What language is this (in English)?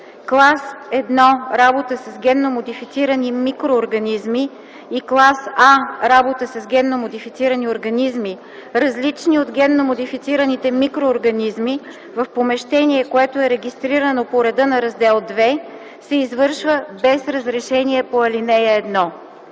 Bulgarian